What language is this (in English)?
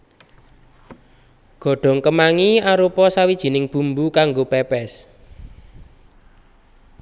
Javanese